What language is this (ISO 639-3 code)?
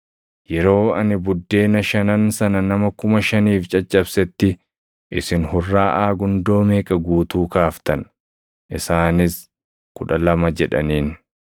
orm